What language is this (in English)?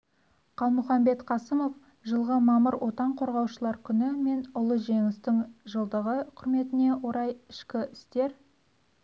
Kazakh